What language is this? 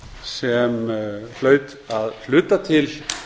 Icelandic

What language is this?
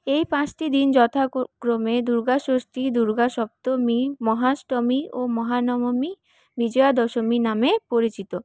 Bangla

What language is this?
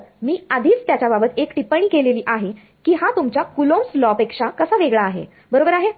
Marathi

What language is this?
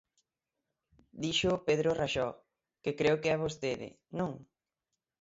Galician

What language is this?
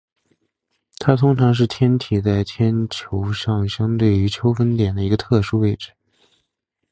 Chinese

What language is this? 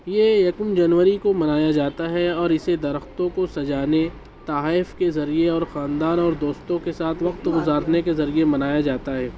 Urdu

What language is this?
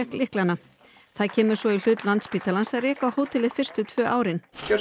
Icelandic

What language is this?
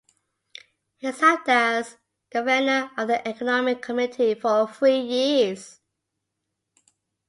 English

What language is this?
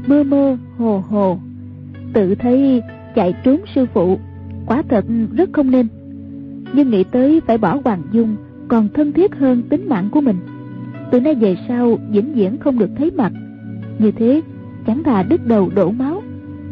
Vietnamese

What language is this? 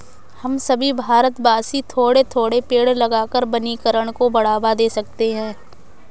Hindi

